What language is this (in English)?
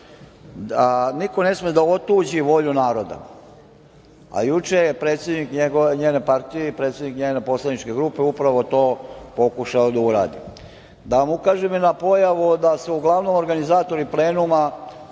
Serbian